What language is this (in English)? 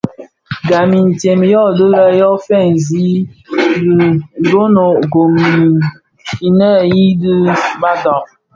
Bafia